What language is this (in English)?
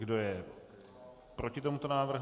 Czech